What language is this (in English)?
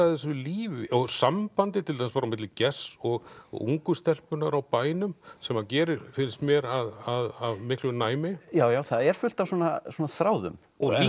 Icelandic